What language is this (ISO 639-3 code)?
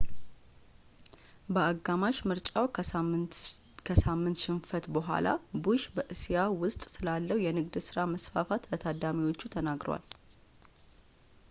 amh